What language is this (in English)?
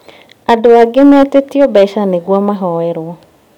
Kikuyu